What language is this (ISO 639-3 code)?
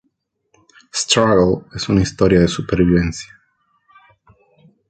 spa